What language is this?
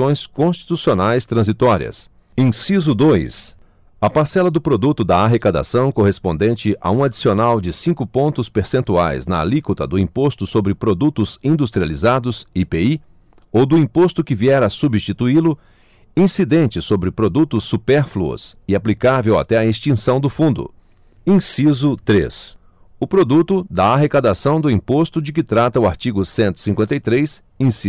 Portuguese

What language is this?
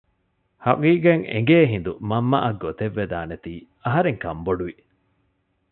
Divehi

